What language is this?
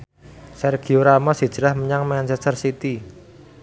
Javanese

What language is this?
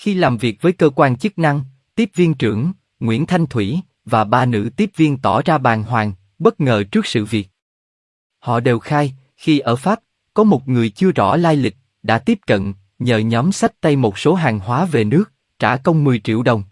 Vietnamese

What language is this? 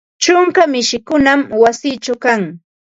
Ambo-Pasco Quechua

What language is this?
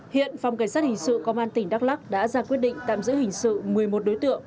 Vietnamese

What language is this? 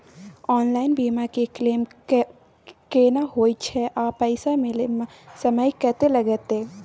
Maithili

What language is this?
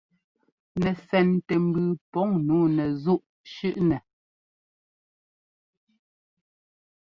Ngomba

